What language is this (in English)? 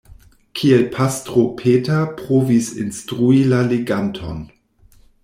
Esperanto